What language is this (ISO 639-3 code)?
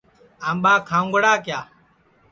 ssi